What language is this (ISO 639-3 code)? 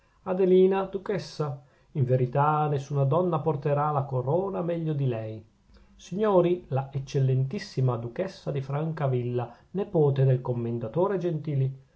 ita